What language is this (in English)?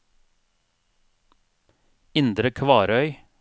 Norwegian